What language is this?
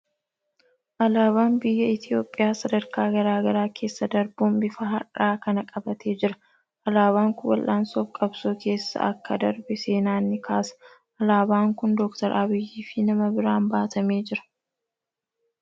Oromo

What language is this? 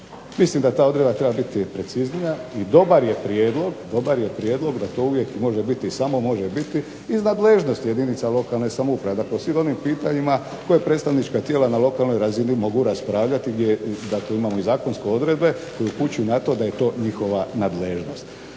Croatian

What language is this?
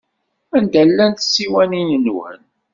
Kabyle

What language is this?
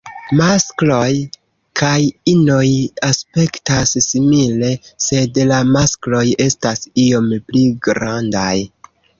Esperanto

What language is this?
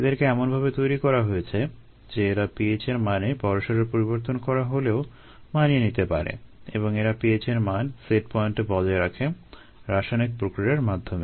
Bangla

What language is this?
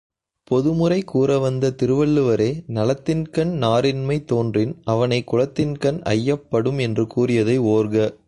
Tamil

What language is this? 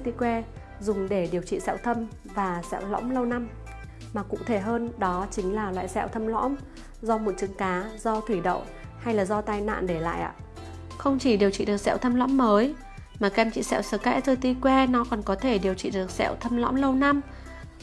Vietnamese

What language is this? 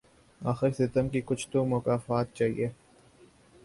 Urdu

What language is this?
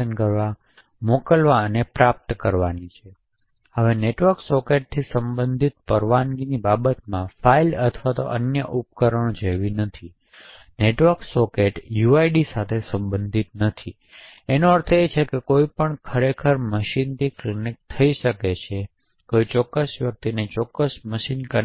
Gujarati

